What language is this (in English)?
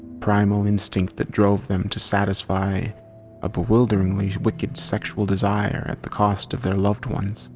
English